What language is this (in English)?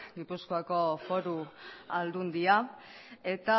Basque